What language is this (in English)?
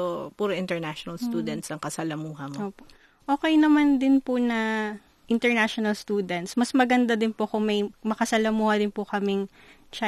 Filipino